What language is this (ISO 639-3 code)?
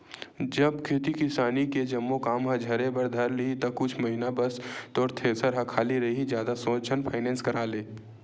hne